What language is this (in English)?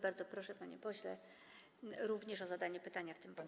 Polish